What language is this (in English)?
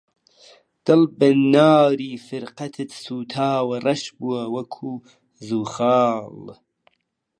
Central Kurdish